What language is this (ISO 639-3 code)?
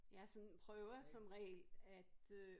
dan